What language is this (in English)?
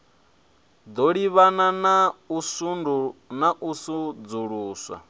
Venda